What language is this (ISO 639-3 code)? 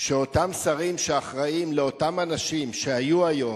heb